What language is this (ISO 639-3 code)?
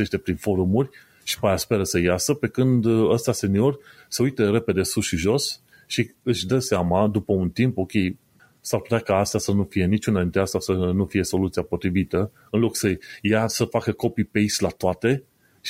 ron